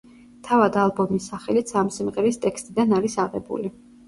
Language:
Georgian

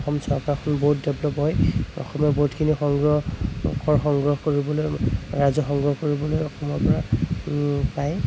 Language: Assamese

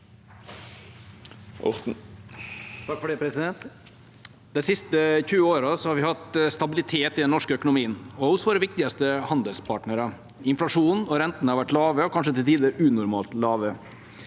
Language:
Norwegian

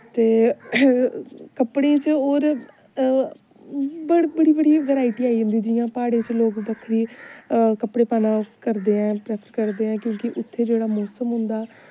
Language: Dogri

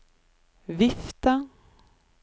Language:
Norwegian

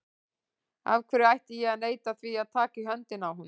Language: Icelandic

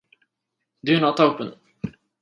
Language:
English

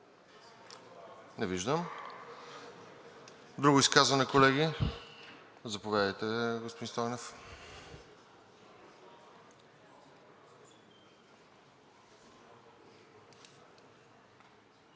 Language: Bulgarian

